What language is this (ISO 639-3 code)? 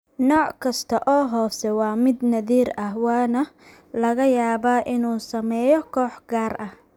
som